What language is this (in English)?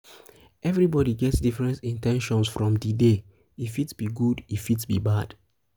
Nigerian Pidgin